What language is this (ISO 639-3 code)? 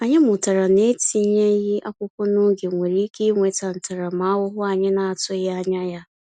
ibo